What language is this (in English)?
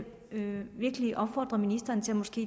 Danish